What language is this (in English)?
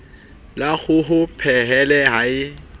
Southern Sotho